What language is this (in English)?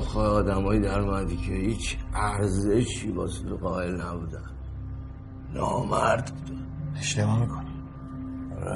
Persian